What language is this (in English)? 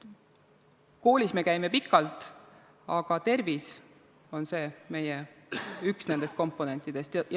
Estonian